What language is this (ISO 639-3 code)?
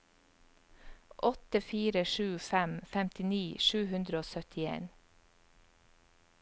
nor